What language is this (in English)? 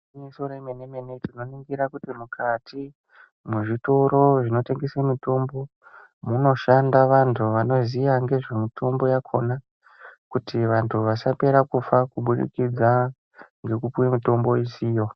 Ndau